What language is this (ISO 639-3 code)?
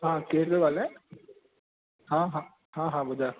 snd